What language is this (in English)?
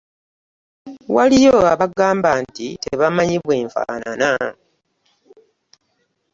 Ganda